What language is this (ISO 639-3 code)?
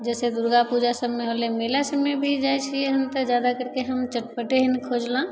mai